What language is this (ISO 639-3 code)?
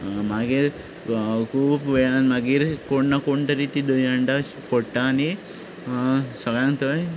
kok